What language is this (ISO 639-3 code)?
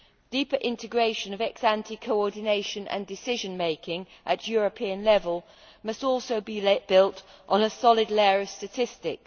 eng